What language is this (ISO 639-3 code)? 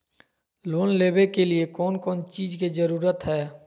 mag